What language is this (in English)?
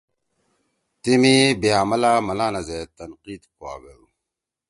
Torwali